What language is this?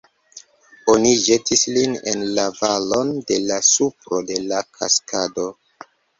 Esperanto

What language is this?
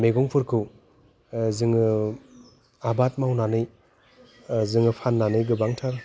Bodo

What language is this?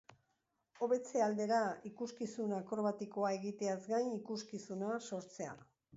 Basque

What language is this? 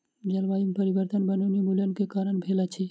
Maithili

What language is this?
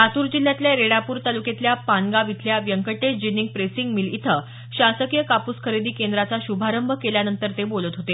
Marathi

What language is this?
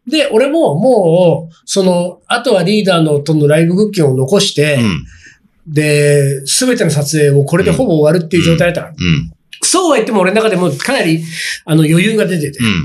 Japanese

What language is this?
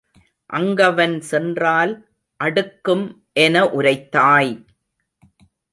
Tamil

